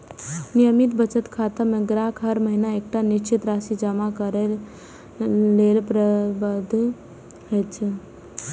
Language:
Maithili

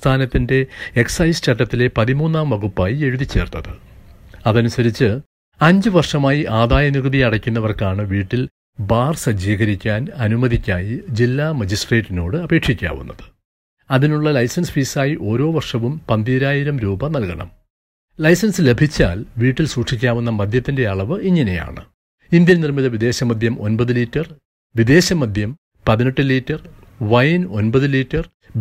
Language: Malayalam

